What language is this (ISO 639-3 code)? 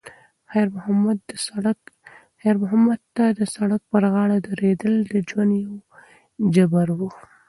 pus